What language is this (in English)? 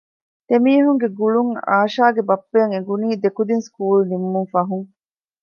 Divehi